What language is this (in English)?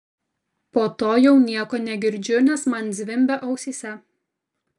Lithuanian